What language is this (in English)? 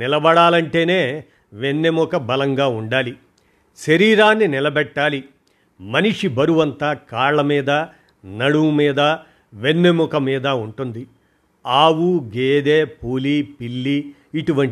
Telugu